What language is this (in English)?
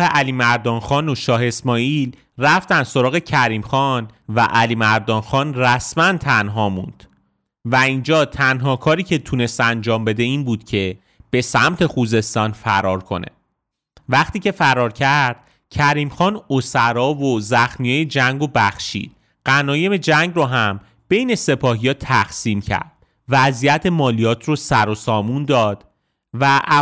Persian